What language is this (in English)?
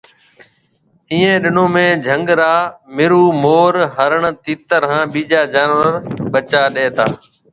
Marwari (Pakistan)